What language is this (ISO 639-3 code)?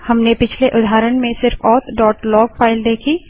hin